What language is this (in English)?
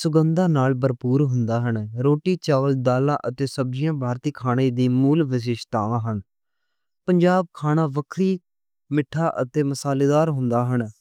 Western Panjabi